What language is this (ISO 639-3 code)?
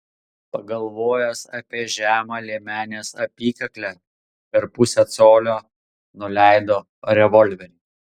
lit